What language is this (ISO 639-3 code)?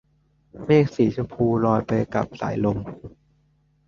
tha